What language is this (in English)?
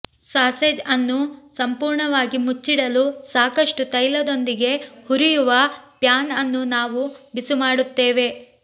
Kannada